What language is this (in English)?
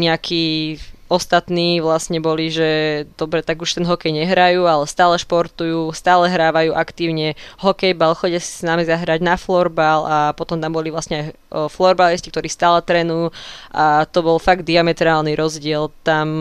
Slovak